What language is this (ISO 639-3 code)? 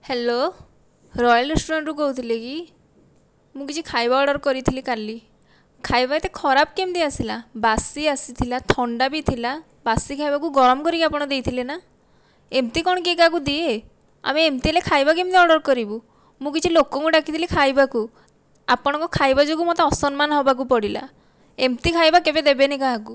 ori